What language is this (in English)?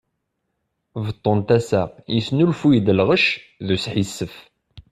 Kabyle